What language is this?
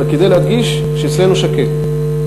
Hebrew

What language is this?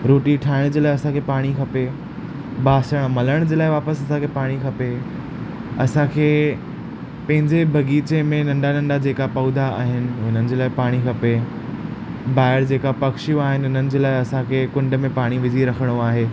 Sindhi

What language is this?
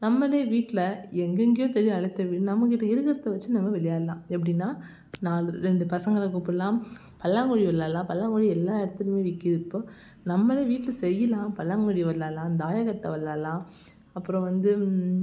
Tamil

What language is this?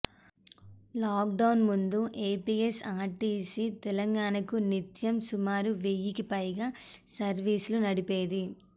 Telugu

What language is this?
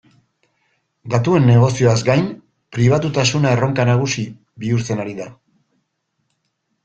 Basque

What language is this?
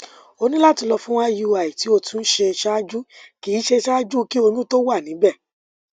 Yoruba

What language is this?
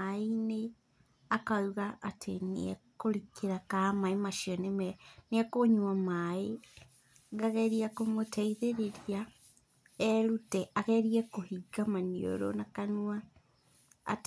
Kikuyu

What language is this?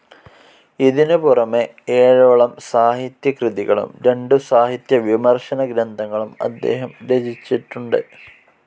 Malayalam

